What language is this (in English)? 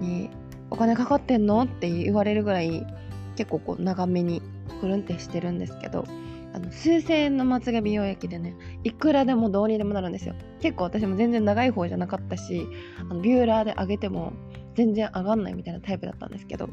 Japanese